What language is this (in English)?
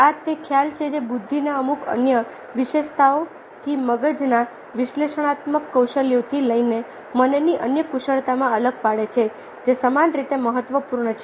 Gujarati